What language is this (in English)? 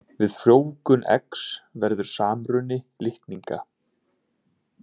Icelandic